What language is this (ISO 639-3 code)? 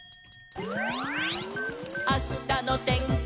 jpn